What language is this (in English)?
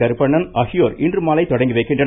Tamil